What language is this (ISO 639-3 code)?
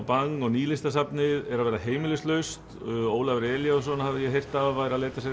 isl